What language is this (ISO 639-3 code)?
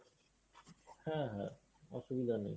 ben